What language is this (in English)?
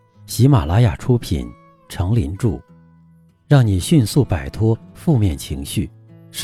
Chinese